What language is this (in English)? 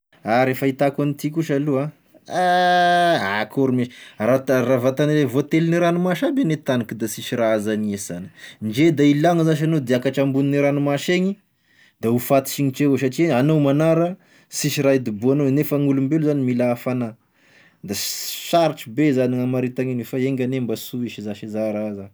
Tesaka Malagasy